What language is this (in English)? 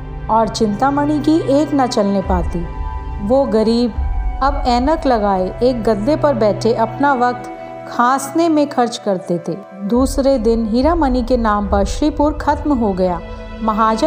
Hindi